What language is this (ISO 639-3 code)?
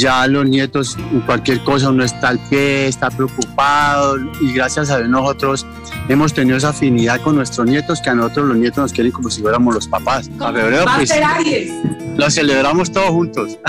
spa